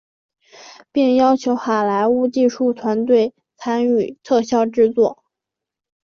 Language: Chinese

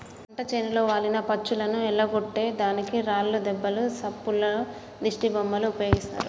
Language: Telugu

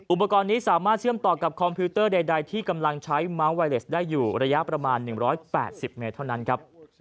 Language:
Thai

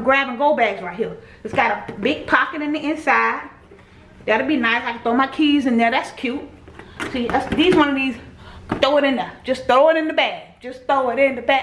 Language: English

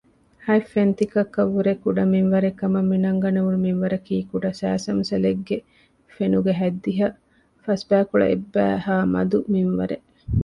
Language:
Divehi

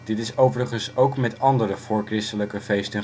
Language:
Dutch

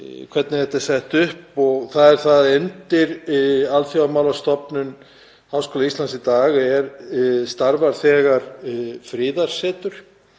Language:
Icelandic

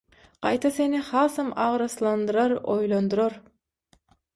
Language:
Turkmen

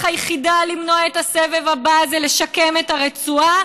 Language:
Hebrew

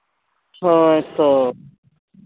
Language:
Santali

